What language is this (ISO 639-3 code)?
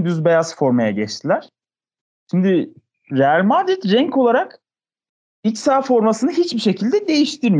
tur